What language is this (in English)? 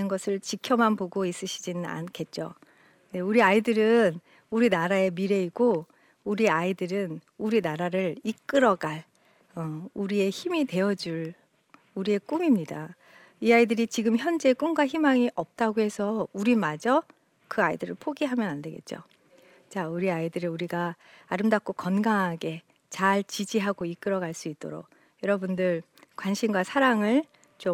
Korean